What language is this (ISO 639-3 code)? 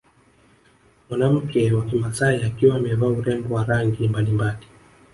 swa